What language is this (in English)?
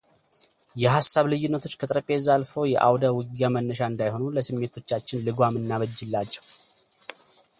Amharic